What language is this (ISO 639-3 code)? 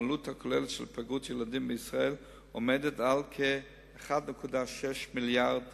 heb